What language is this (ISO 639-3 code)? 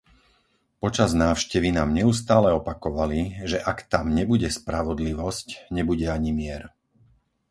slk